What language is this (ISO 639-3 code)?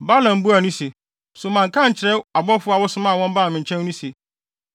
aka